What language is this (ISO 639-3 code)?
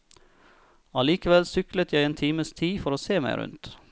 nor